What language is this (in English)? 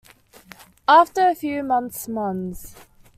English